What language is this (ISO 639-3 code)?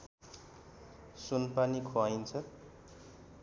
nep